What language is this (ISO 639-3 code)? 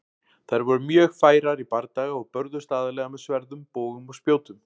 isl